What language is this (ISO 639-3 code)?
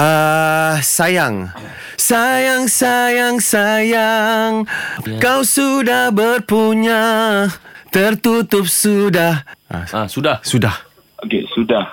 msa